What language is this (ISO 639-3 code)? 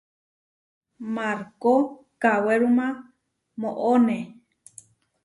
var